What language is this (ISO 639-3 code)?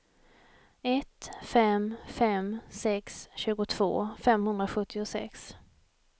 swe